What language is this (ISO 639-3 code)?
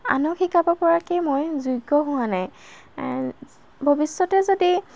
asm